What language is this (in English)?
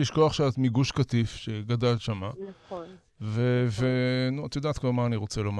Hebrew